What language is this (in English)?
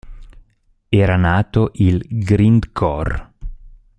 Italian